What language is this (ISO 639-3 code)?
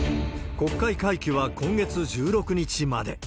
jpn